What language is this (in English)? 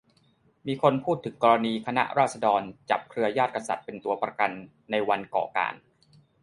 Thai